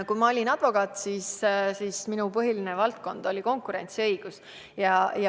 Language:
Estonian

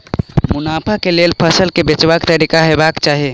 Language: Maithili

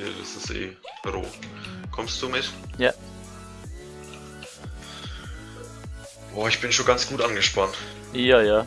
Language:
German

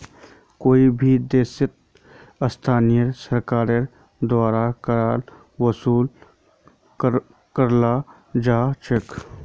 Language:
Magahi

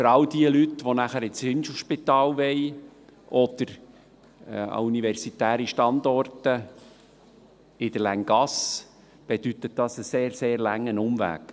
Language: Swiss German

